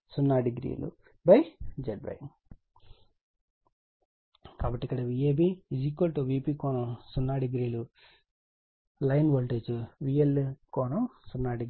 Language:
Telugu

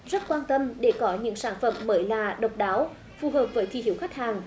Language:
Vietnamese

